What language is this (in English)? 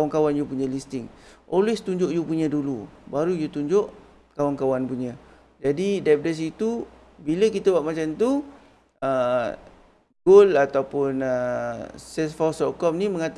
Malay